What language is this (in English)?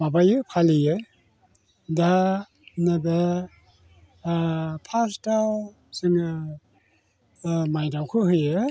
Bodo